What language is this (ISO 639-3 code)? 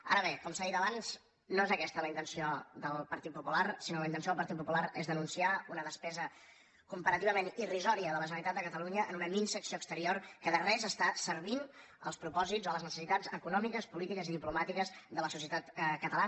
cat